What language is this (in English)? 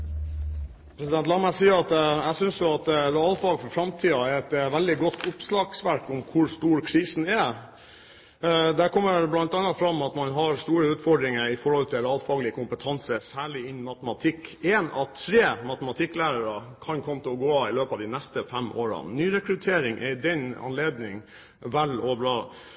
Norwegian Bokmål